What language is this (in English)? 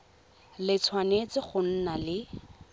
Tswana